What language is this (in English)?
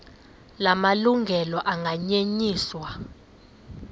Xhosa